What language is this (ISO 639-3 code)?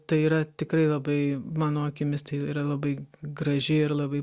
lit